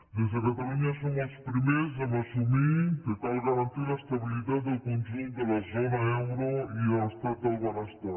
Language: Catalan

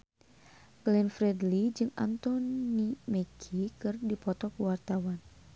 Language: Sundanese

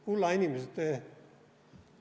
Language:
Estonian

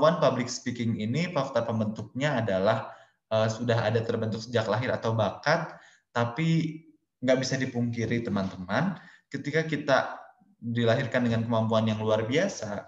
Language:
Indonesian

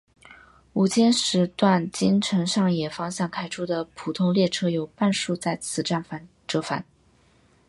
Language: Chinese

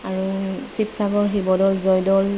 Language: Assamese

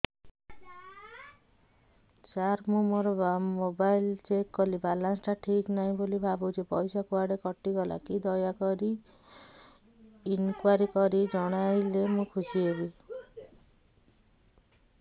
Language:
Odia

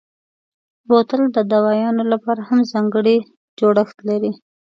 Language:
Pashto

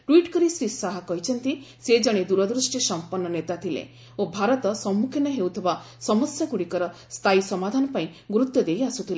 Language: Odia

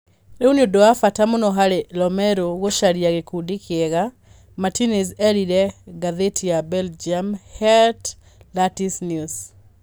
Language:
Kikuyu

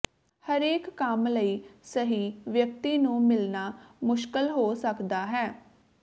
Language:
Punjabi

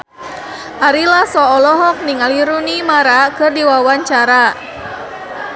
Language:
Sundanese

